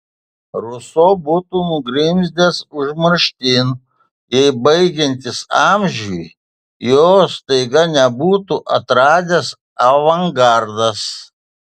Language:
Lithuanian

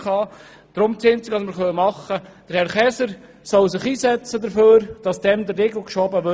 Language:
Swiss German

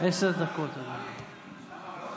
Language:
Hebrew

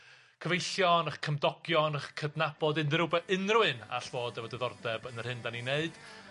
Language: Welsh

